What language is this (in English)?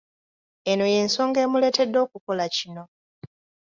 Ganda